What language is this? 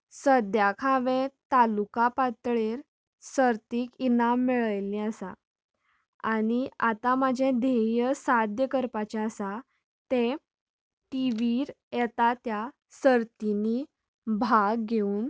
Konkani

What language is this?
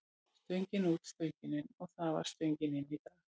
Icelandic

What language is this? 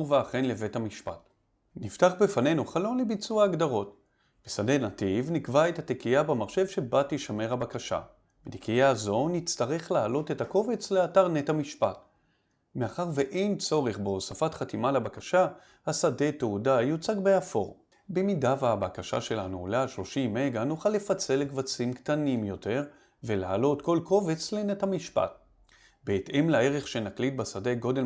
Hebrew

